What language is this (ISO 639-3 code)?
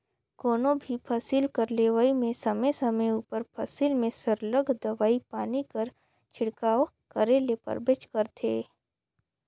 hne